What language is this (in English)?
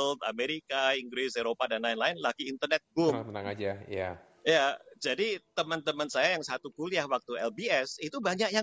Indonesian